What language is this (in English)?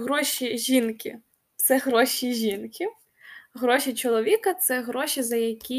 Ukrainian